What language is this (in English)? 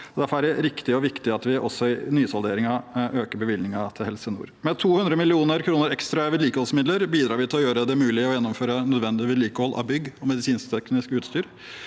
Norwegian